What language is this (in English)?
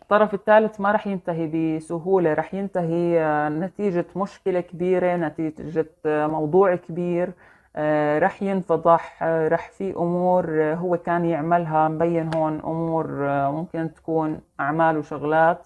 Arabic